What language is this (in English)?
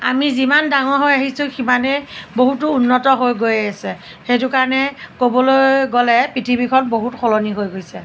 Assamese